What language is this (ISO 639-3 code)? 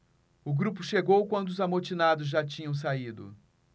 por